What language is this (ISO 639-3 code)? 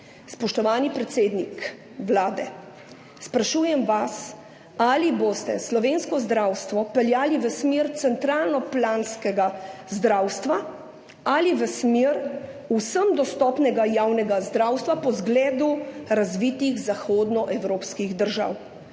slv